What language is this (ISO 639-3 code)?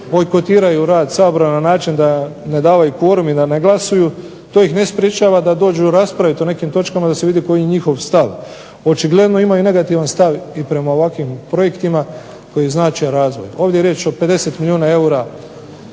hrv